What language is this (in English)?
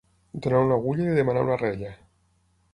Catalan